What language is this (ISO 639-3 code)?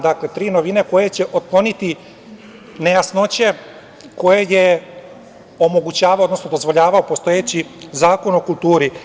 srp